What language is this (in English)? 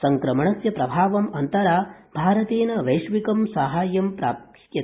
Sanskrit